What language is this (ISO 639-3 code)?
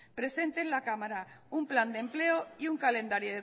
spa